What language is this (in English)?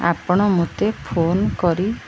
Odia